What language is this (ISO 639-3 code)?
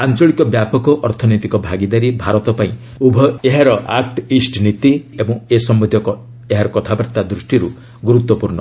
ori